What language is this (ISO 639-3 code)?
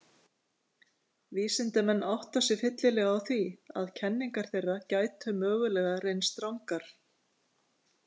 isl